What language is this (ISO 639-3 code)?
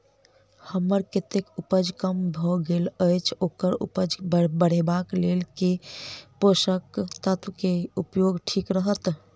mai